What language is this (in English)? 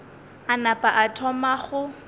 Northern Sotho